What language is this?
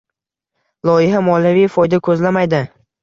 Uzbek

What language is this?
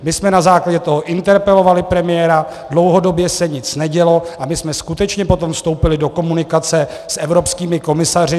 Czech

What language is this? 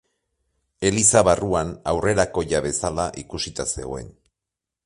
Basque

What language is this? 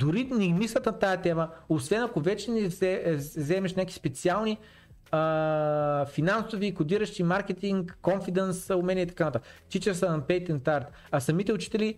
Bulgarian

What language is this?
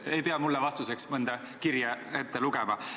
Estonian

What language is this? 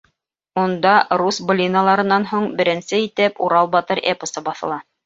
Bashkir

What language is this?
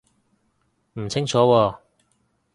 Cantonese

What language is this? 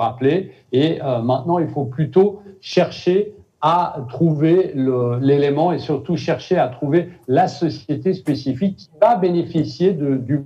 French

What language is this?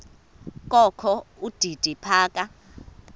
Xhosa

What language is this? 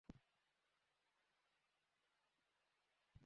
Bangla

